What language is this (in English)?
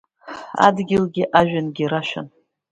Abkhazian